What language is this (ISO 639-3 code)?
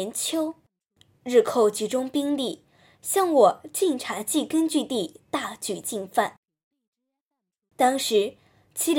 zho